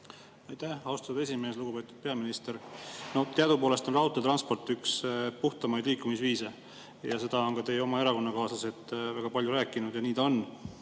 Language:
Estonian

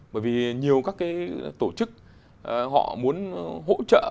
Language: Vietnamese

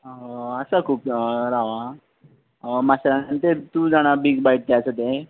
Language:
Konkani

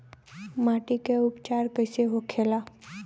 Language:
Bhojpuri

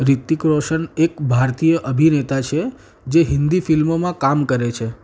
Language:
Gujarati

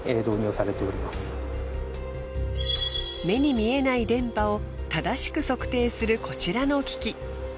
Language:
Japanese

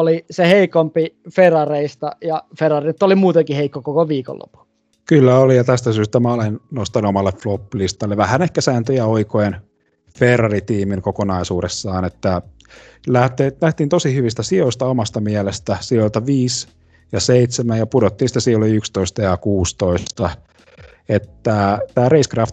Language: Finnish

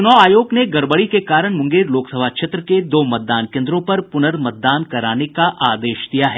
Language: Hindi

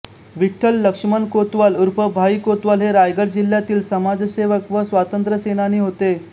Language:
Marathi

